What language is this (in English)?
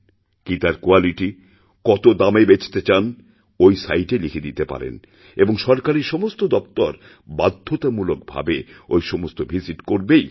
Bangla